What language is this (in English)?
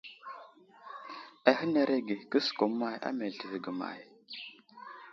Wuzlam